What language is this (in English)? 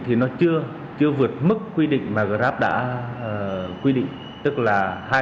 Vietnamese